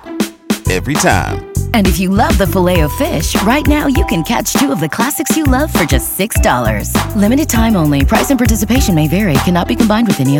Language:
Swahili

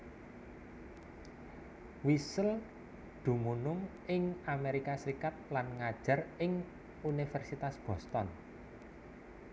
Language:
Javanese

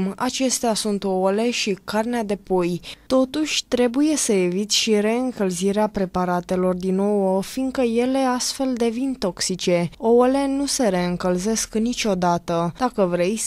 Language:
Romanian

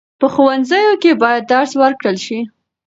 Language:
Pashto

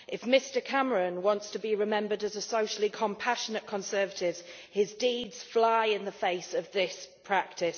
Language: English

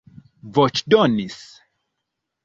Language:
Esperanto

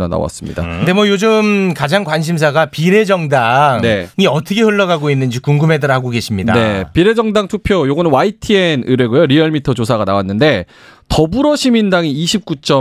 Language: Korean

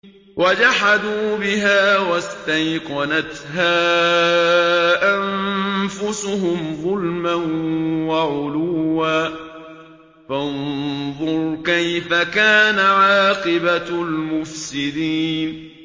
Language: Arabic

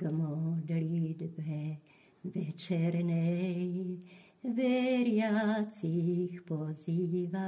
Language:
Slovak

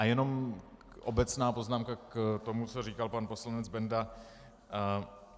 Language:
Czech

